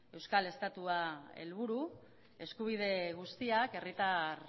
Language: Basque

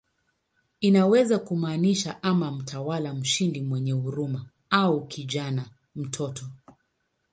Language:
Swahili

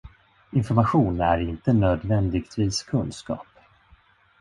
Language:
Swedish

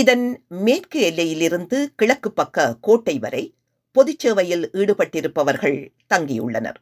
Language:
Tamil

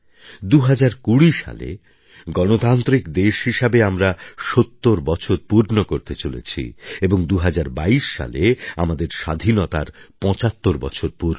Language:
Bangla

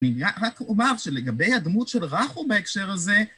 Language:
Hebrew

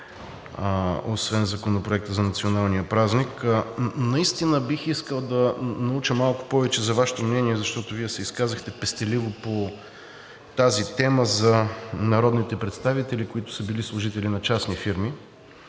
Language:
Bulgarian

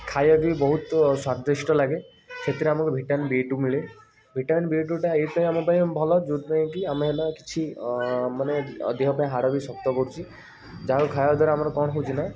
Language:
Odia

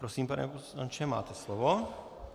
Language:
Czech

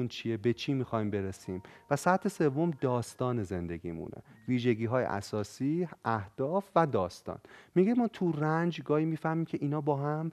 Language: Persian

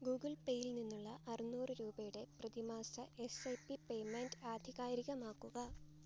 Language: Malayalam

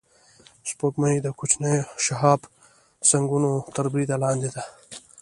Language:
Pashto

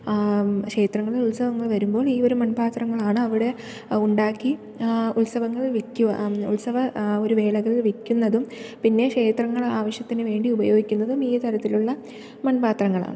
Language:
Malayalam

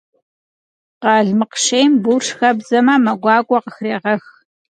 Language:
Kabardian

